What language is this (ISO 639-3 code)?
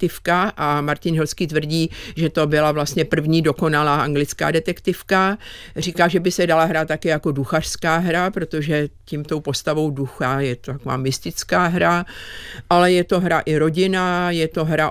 ces